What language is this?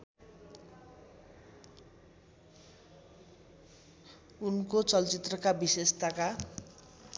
Nepali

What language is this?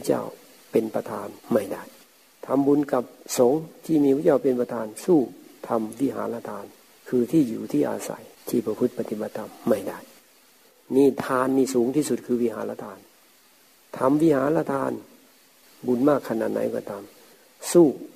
Thai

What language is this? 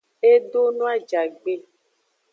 Aja (Benin)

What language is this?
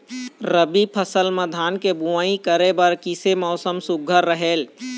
Chhattisgarhi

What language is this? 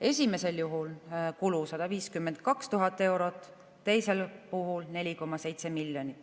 Estonian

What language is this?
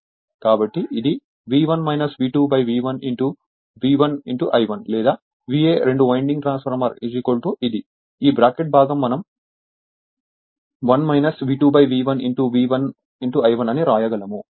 Telugu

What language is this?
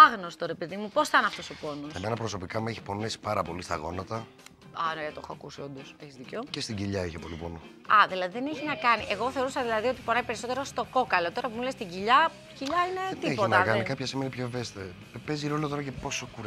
Greek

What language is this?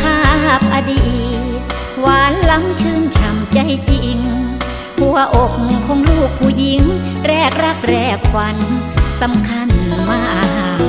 Thai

